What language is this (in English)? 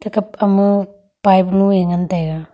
Wancho Naga